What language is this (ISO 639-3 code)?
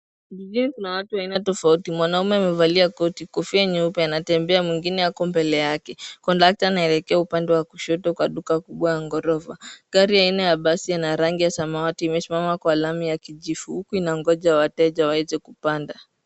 swa